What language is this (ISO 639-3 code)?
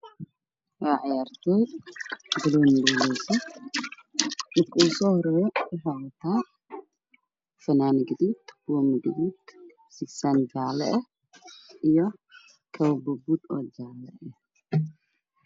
som